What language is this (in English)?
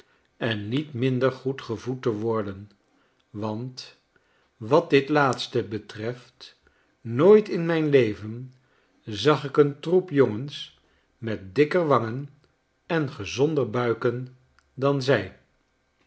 Dutch